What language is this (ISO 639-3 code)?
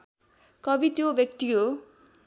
nep